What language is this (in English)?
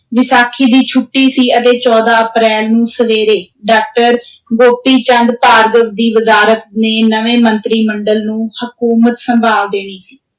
Punjabi